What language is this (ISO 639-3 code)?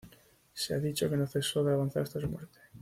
spa